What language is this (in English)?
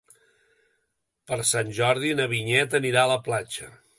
Catalan